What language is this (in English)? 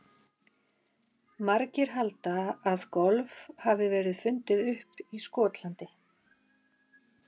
Icelandic